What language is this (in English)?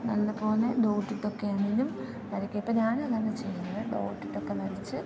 Malayalam